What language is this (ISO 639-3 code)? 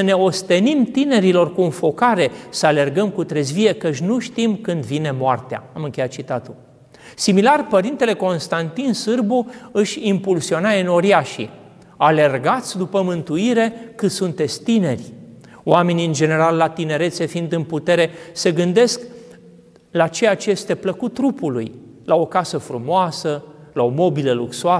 ron